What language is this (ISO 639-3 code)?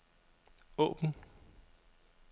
dan